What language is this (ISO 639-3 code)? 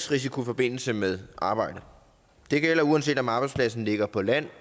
dan